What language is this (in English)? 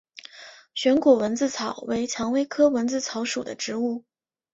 Chinese